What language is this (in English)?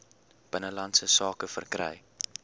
Afrikaans